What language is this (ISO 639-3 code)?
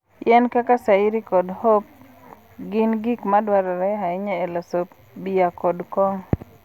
luo